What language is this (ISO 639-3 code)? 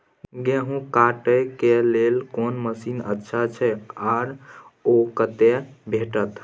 mai